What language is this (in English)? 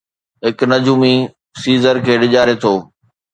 Sindhi